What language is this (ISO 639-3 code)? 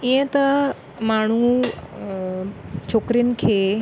snd